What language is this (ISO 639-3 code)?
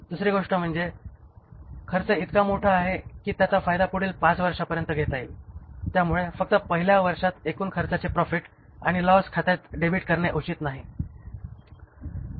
mar